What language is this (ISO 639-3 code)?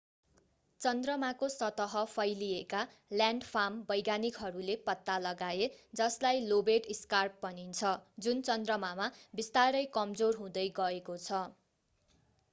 nep